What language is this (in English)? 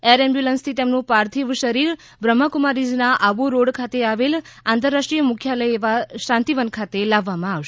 Gujarati